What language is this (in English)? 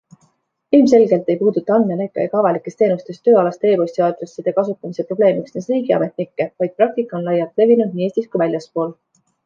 Estonian